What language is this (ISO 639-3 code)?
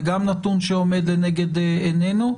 heb